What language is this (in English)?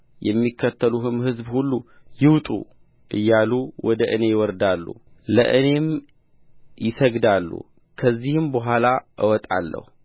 Amharic